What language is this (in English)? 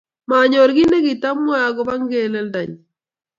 Kalenjin